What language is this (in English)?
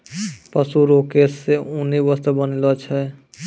Maithili